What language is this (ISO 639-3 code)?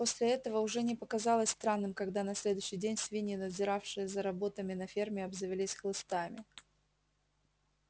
rus